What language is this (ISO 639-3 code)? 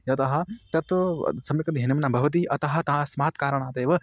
san